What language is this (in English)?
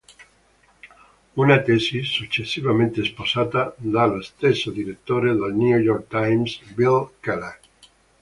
Italian